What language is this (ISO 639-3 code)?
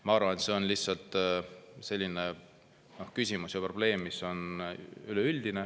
est